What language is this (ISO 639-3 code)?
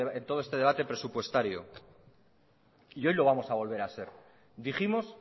spa